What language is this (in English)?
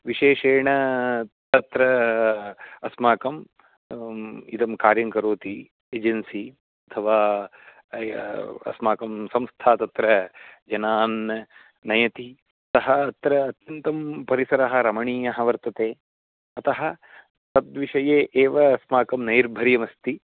Sanskrit